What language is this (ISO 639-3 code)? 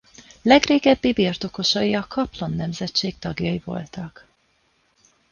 hun